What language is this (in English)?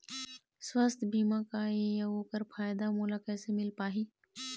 Chhattisgarhi